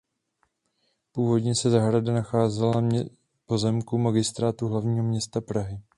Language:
Czech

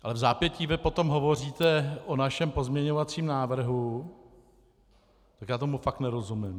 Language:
Czech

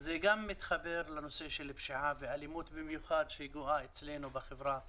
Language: Hebrew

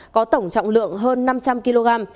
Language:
Vietnamese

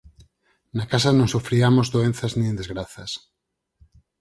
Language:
Galician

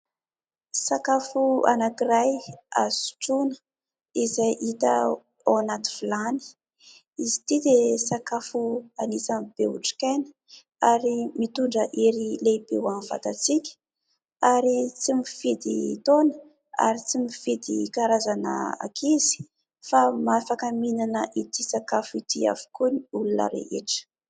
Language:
Malagasy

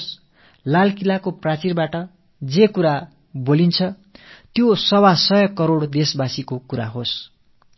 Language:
Tamil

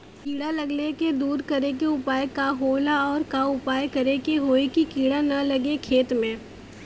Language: Bhojpuri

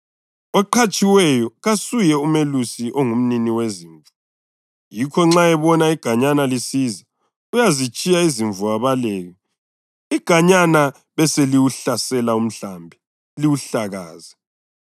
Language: North Ndebele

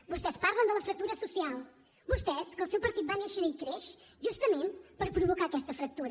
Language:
Catalan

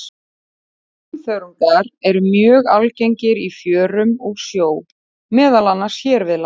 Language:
Icelandic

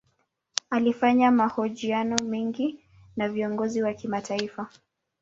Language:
Swahili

